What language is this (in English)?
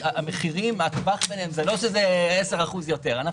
Hebrew